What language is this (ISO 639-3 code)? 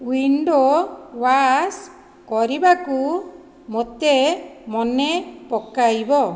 ori